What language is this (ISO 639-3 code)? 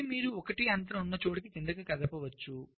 tel